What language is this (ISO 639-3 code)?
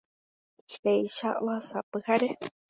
grn